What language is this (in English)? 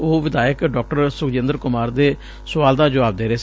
Punjabi